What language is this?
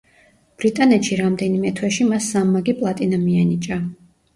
Georgian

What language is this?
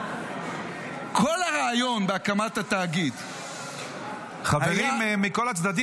Hebrew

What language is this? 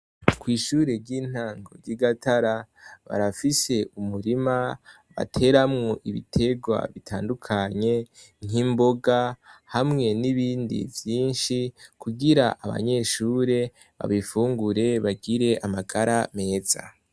Rundi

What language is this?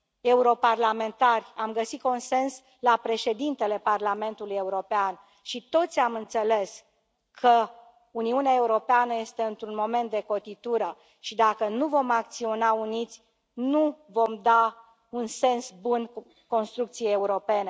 Romanian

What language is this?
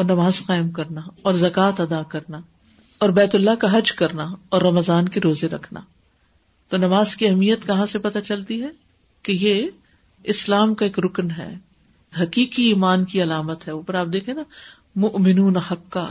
Urdu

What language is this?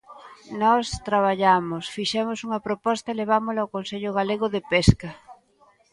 Galician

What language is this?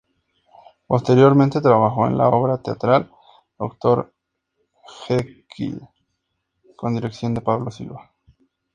Spanish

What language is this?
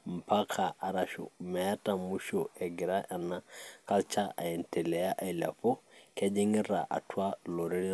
Masai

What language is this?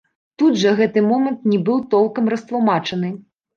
Belarusian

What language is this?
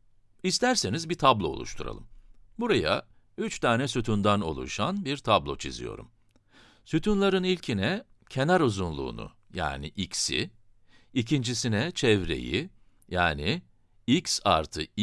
Turkish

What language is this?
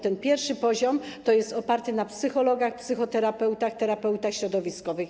Polish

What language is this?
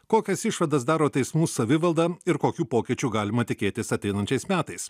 Lithuanian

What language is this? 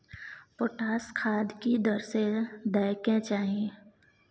Maithili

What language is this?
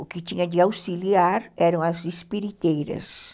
Portuguese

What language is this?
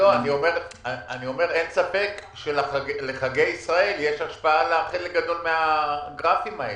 Hebrew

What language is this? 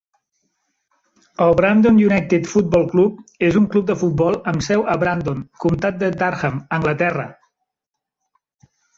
Catalan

